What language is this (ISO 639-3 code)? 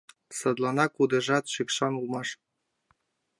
chm